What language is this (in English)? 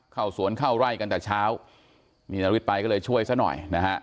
Thai